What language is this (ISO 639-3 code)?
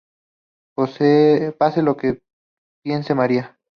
spa